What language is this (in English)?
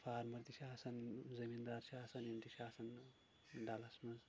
Kashmiri